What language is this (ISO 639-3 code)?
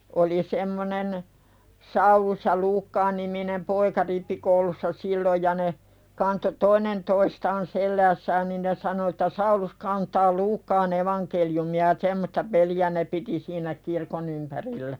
fin